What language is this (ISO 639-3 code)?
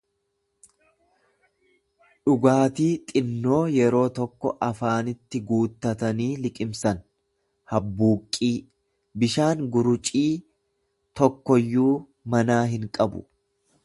orm